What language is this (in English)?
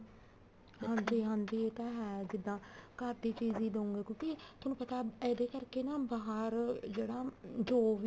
Punjabi